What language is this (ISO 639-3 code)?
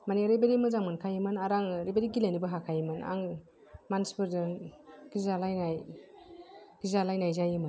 brx